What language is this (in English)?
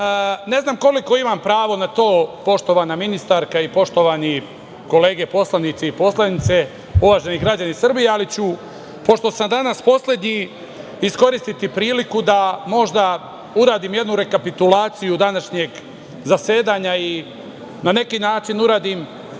Serbian